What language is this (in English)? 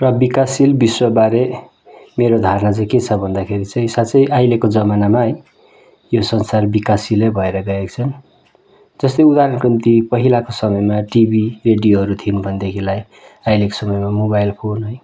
Nepali